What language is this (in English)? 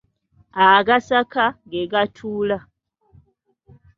Ganda